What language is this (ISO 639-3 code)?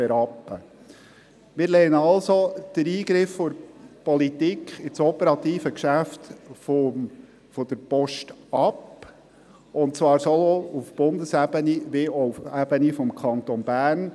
gsw